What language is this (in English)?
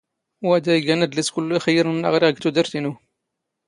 Standard Moroccan Tamazight